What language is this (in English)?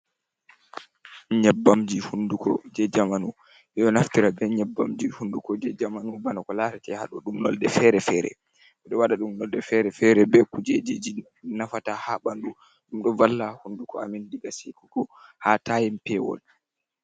Fula